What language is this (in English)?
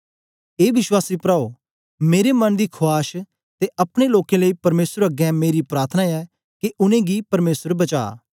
Dogri